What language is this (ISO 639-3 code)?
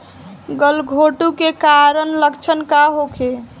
bho